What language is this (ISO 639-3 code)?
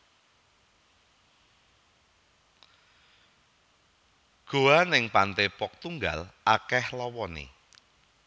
jav